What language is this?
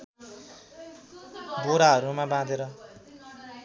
Nepali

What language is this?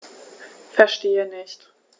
German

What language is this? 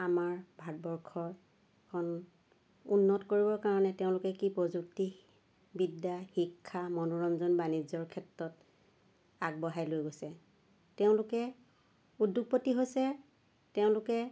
Assamese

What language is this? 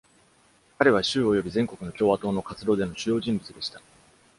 Japanese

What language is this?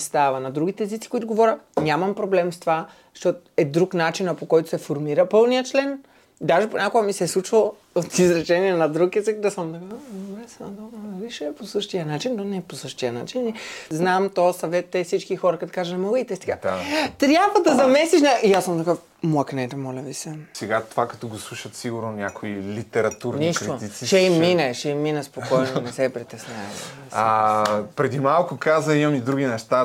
Bulgarian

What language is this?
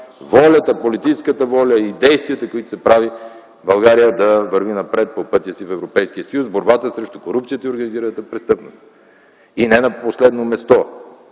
Bulgarian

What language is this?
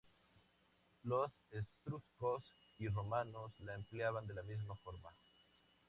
Spanish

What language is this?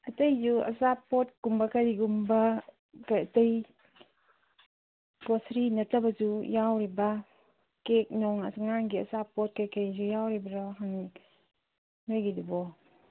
Manipuri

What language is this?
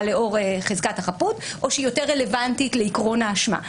Hebrew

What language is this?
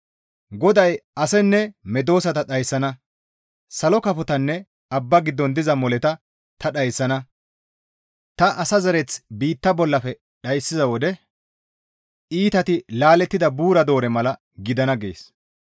Gamo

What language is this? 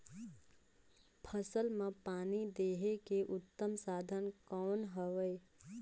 Chhattisgarhi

